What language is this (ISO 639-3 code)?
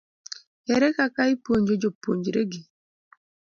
luo